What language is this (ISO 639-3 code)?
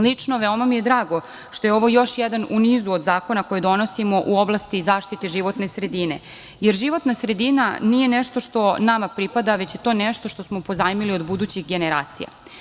srp